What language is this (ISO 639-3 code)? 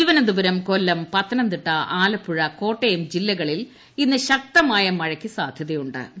mal